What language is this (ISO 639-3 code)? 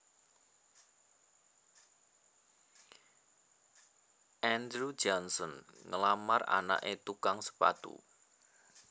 jav